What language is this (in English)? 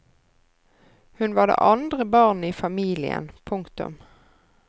Norwegian